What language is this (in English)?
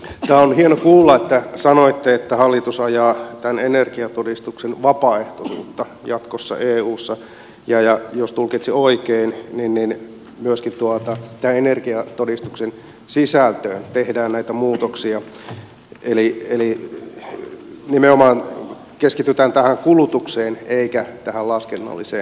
Finnish